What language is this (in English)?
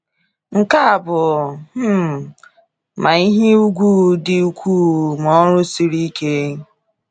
Igbo